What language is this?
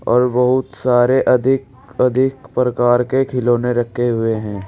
Hindi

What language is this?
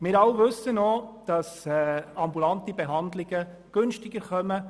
Swiss German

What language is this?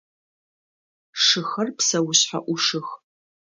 Adyghe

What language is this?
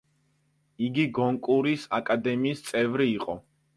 Georgian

